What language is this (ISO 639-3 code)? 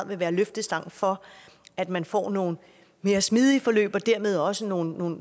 dan